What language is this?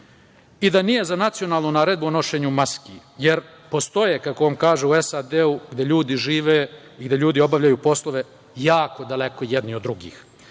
Serbian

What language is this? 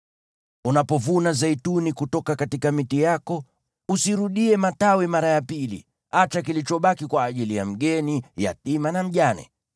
Swahili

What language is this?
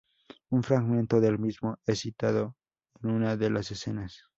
Spanish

